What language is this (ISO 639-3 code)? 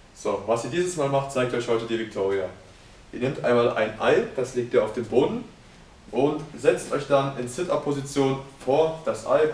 deu